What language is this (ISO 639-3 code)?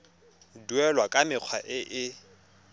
tsn